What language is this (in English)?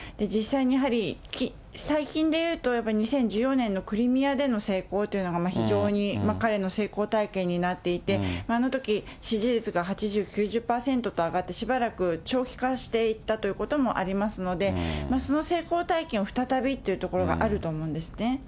Japanese